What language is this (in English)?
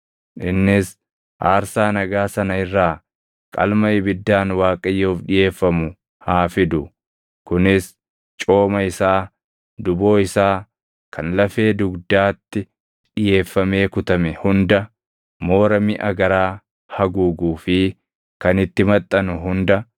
Oromo